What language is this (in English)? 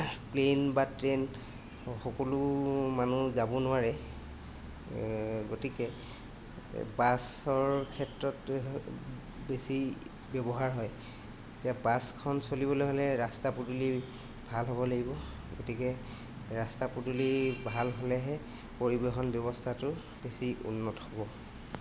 Assamese